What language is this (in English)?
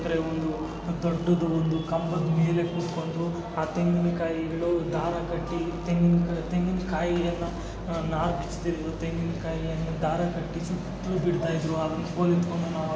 Kannada